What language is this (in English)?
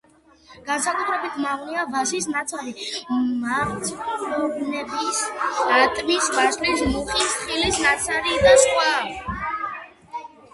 Georgian